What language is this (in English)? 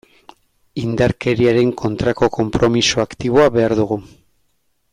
Basque